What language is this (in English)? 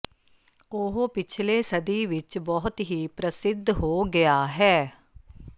Punjabi